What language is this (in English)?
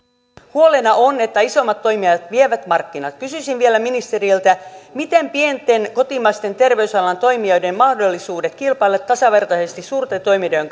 Finnish